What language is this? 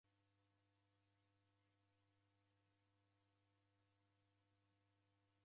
Taita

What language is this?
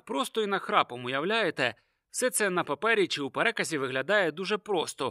Ukrainian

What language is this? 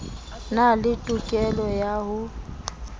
Southern Sotho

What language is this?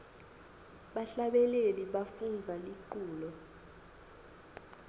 Swati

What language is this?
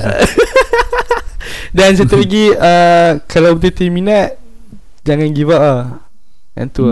Malay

